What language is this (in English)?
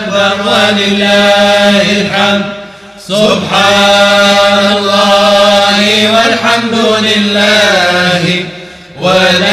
Arabic